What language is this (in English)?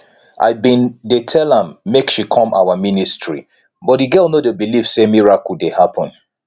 Nigerian Pidgin